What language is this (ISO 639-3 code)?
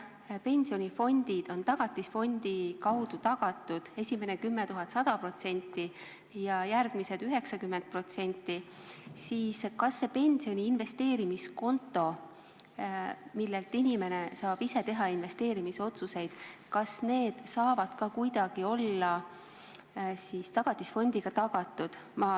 est